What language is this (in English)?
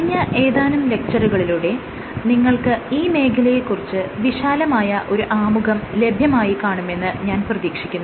Malayalam